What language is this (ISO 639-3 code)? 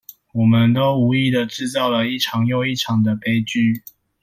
zho